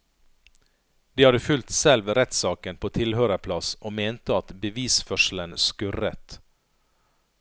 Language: Norwegian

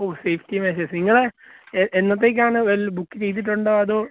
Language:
Malayalam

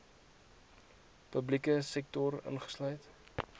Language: Afrikaans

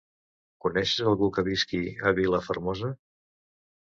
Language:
Catalan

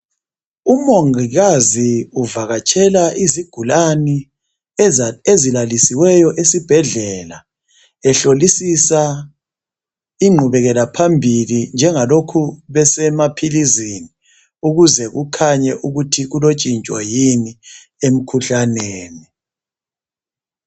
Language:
North Ndebele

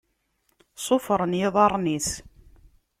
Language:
Kabyle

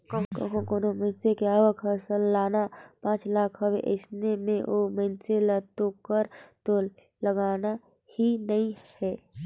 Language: Chhattisgarhi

